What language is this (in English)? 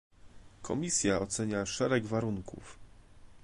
Polish